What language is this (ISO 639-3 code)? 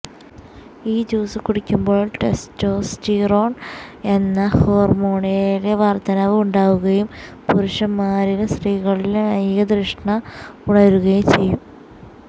mal